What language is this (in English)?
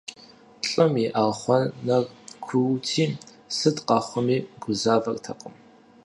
Kabardian